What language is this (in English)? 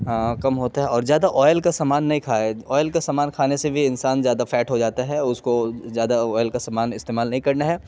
Urdu